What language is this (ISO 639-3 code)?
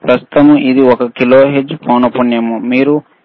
tel